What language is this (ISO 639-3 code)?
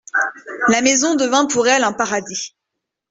fra